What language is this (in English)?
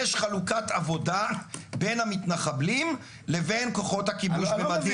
Hebrew